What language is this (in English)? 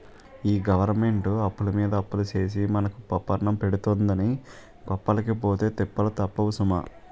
Telugu